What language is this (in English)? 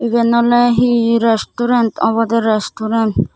Chakma